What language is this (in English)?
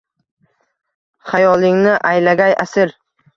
Uzbek